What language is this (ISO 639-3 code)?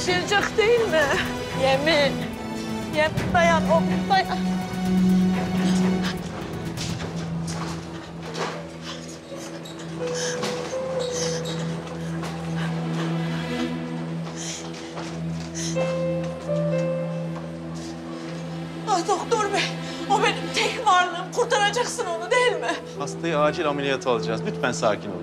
tur